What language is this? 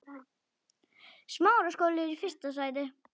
Icelandic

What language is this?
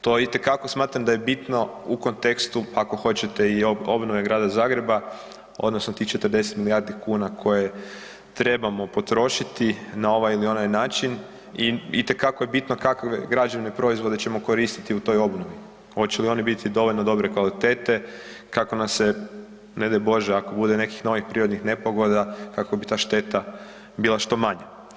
Croatian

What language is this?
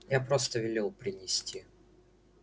Russian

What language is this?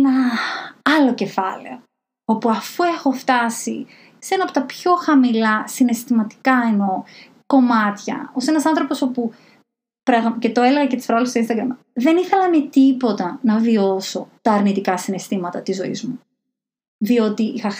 Greek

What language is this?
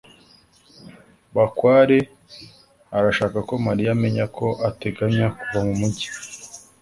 Kinyarwanda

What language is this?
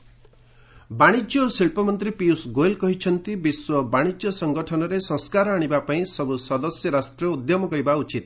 Odia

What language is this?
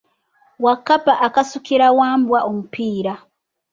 Ganda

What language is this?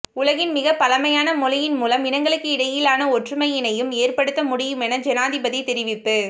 Tamil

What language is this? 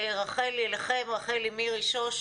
Hebrew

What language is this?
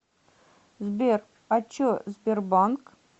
Russian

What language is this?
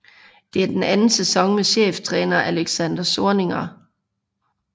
Danish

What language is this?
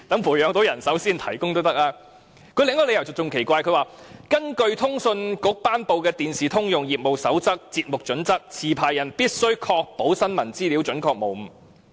Cantonese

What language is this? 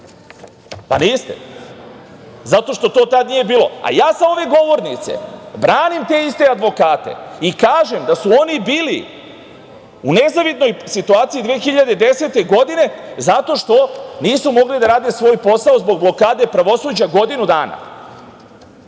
Serbian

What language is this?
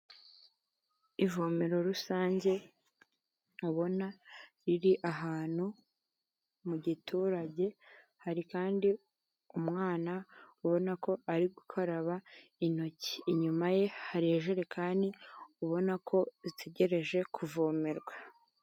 Kinyarwanda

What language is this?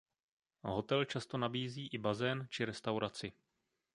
Czech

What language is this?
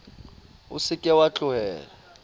Southern Sotho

